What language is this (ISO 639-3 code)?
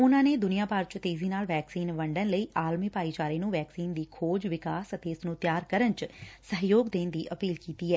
pan